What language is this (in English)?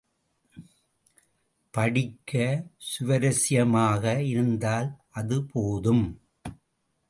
Tamil